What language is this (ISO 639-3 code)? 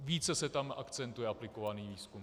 ces